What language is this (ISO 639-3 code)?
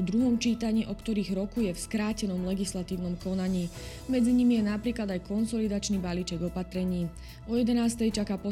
slk